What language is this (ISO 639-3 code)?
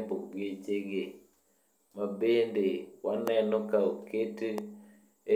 luo